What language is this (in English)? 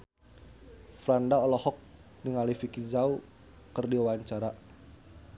Sundanese